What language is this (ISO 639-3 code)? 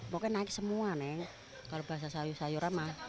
ind